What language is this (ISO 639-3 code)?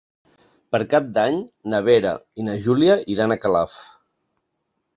cat